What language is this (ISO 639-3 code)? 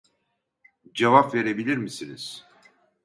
tur